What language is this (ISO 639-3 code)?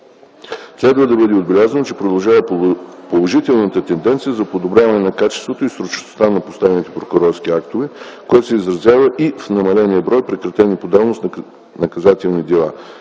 bul